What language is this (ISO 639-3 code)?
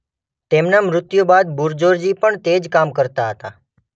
guj